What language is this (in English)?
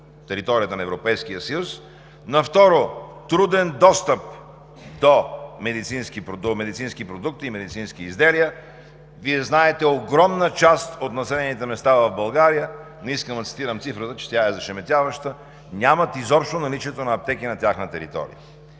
Bulgarian